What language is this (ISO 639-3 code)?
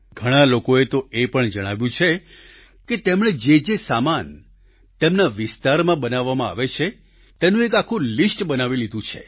guj